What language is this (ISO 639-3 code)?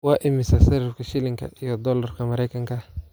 som